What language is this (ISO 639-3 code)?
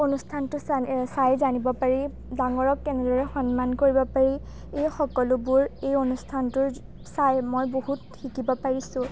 asm